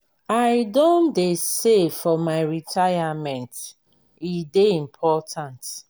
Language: Nigerian Pidgin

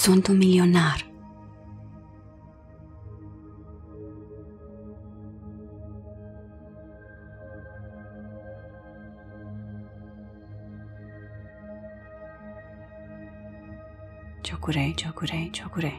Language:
Romanian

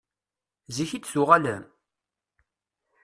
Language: Kabyle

